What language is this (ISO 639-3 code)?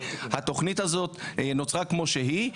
heb